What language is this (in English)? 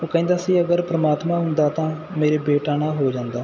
Punjabi